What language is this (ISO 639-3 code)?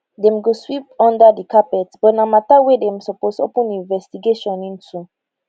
pcm